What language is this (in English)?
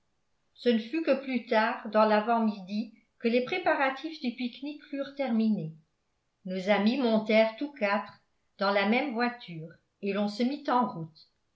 French